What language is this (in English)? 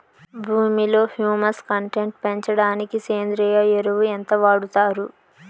Telugu